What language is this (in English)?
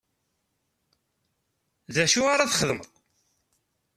Kabyle